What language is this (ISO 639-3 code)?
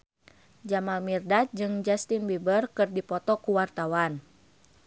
sun